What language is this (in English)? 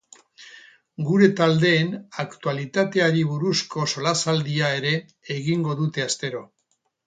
Basque